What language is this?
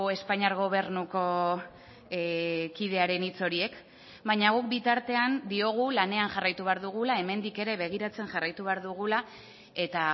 Basque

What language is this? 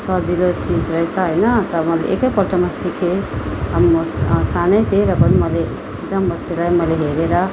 Nepali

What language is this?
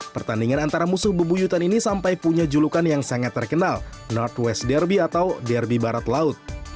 Indonesian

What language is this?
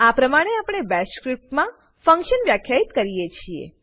Gujarati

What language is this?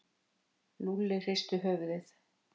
Icelandic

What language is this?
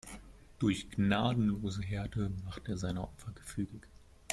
German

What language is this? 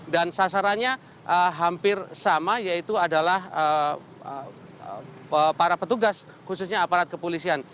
Indonesian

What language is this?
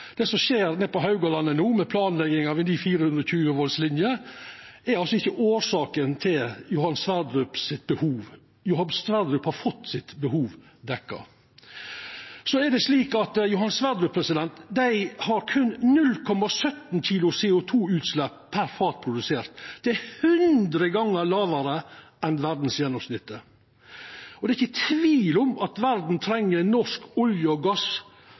Norwegian Nynorsk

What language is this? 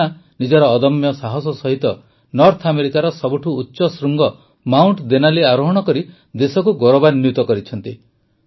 Odia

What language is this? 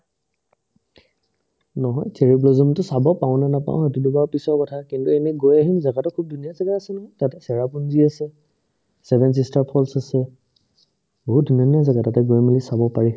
Assamese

